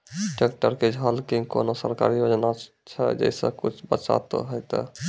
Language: Maithili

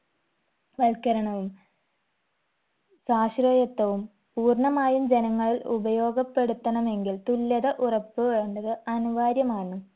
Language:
Malayalam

